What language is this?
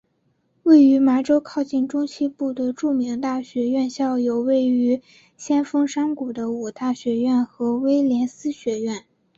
Chinese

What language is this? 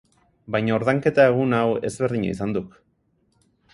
Basque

